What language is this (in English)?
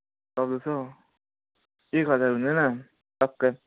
Nepali